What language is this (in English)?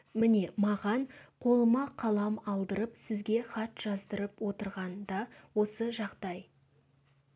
Kazakh